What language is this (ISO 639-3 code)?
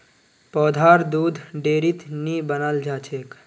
mag